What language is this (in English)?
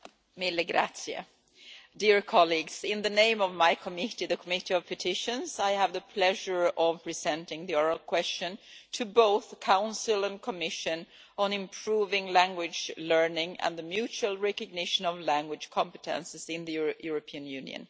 English